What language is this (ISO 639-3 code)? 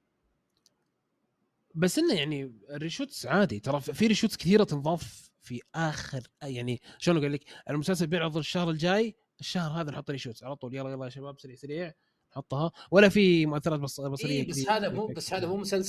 ara